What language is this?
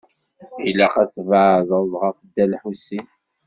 Kabyle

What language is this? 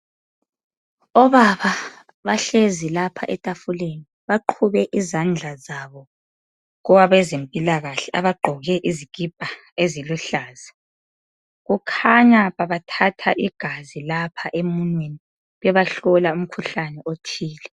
North Ndebele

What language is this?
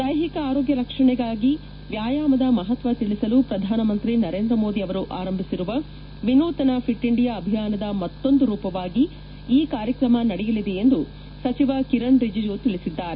Kannada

